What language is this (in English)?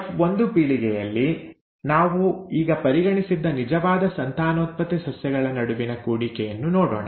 Kannada